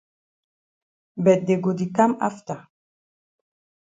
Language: Cameroon Pidgin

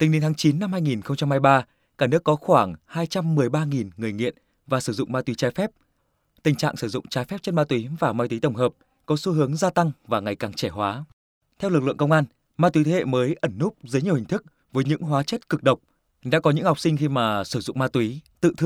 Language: Vietnamese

